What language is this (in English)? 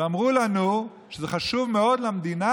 Hebrew